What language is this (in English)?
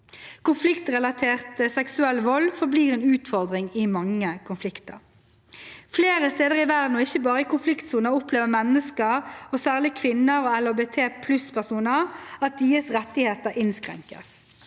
Norwegian